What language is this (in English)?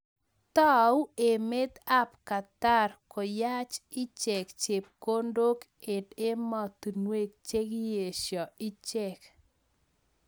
Kalenjin